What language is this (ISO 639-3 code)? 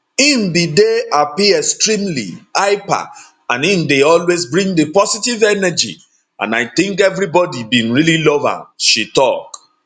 pcm